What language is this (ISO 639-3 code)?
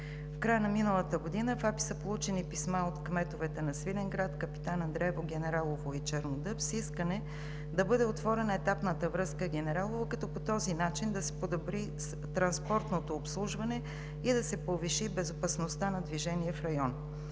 bul